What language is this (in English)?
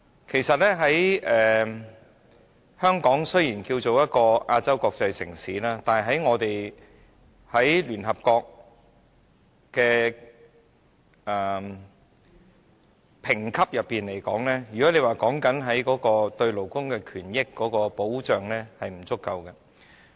Cantonese